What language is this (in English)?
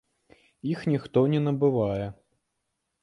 Belarusian